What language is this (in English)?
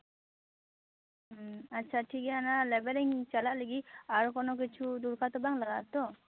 Santali